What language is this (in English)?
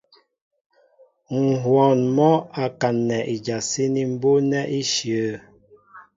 Mbo (Cameroon)